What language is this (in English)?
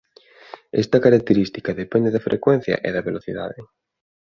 Galician